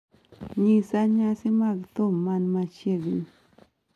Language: Luo (Kenya and Tanzania)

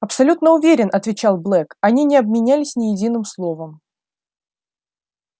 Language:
Russian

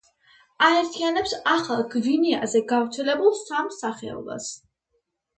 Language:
Georgian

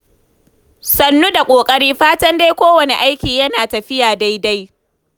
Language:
Hausa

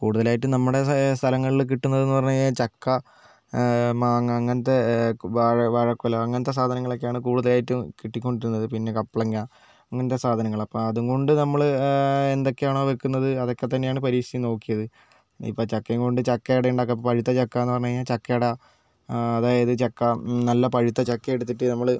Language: Malayalam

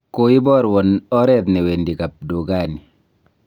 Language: Kalenjin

